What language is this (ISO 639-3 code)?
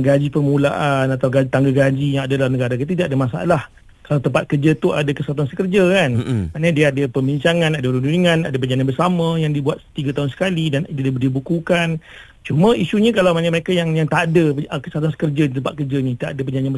msa